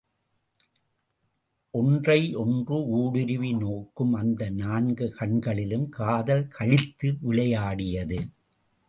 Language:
Tamil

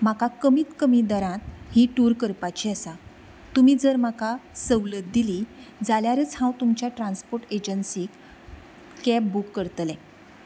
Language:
Konkani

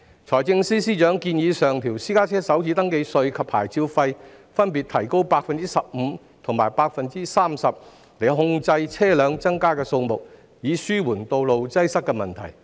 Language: Cantonese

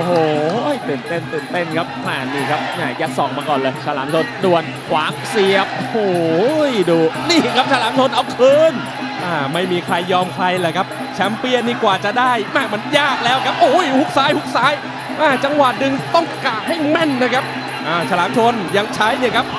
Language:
Thai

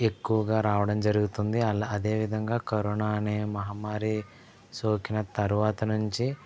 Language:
Telugu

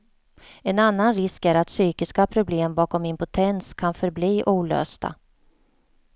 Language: Swedish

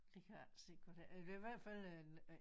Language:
Danish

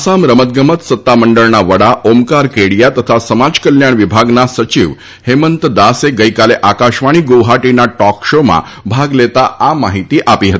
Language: Gujarati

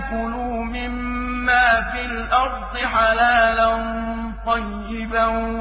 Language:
Arabic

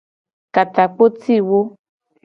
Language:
Gen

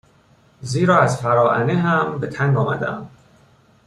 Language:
Persian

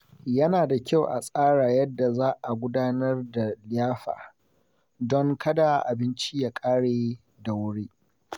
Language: Hausa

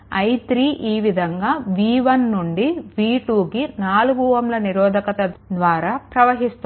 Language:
Telugu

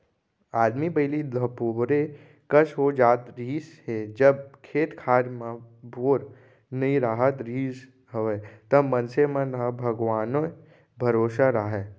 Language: Chhattisgarhi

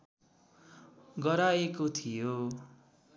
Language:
Nepali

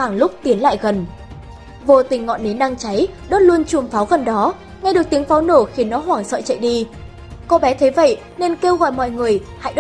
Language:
Vietnamese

